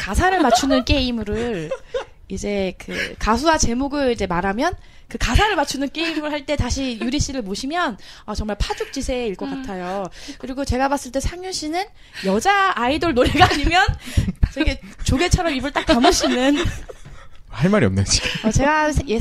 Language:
Korean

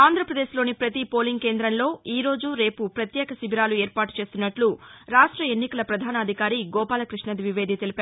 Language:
Telugu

